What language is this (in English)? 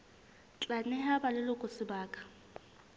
Southern Sotho